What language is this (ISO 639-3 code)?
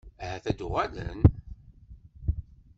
kab